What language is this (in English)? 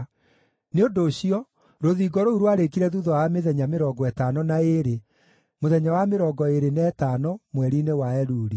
Kikuyu